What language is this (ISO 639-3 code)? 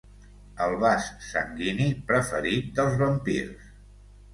cat